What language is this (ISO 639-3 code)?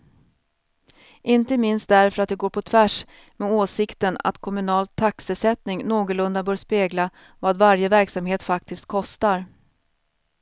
swe